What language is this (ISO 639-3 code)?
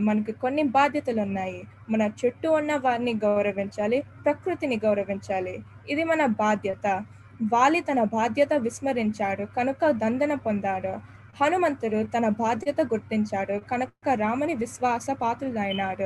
tel